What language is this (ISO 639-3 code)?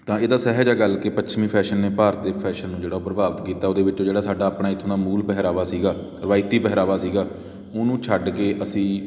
pan